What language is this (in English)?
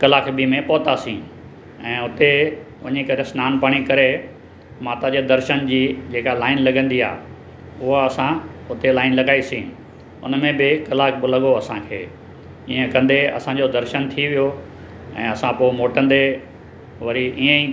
Sindhi